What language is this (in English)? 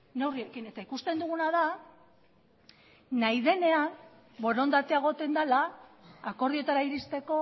Basque